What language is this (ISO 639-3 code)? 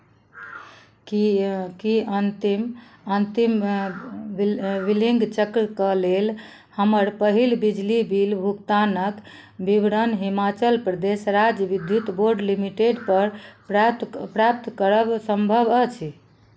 mai